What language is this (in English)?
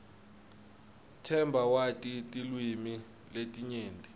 Swati